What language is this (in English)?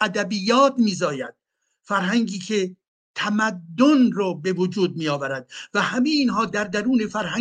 Persian